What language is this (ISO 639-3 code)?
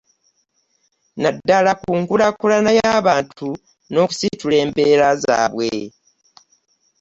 lug